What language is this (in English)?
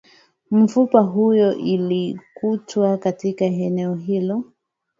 Swahili